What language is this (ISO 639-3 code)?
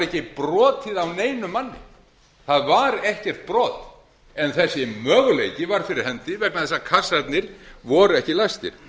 isl